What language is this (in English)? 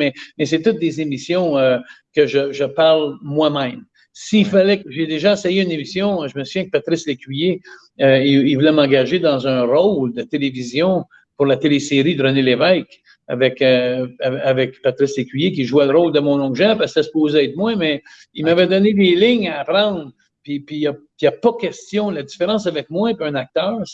French